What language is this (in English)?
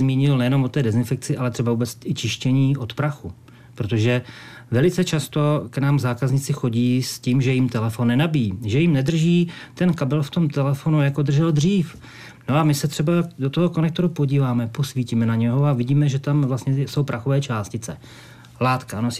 Czech